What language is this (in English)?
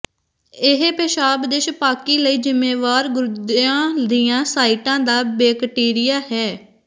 Punjabi